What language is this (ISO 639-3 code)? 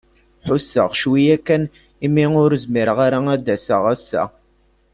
kab